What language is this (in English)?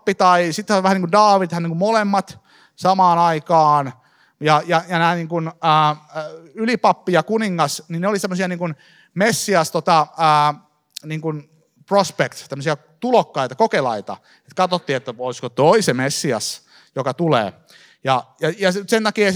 Finnish